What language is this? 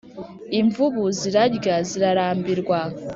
Kinyarwanda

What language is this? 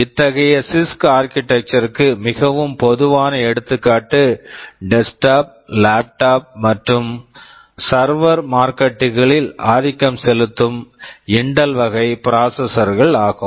Tamil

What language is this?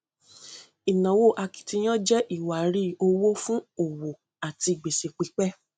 Yoruba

